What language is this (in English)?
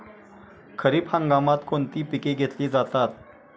Marathi